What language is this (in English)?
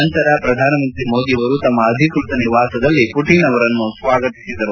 Kannada